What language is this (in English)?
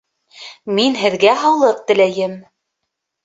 Bashkir